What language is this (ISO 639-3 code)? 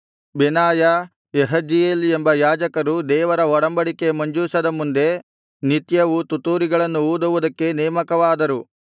kan